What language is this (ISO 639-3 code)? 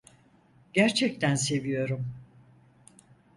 tur